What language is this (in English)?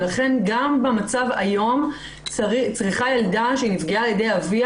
Hebrew